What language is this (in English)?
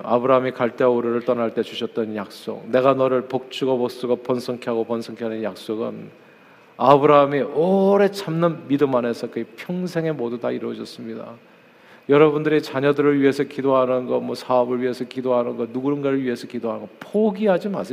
Korean